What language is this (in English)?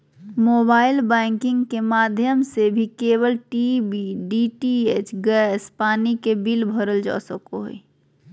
Magahi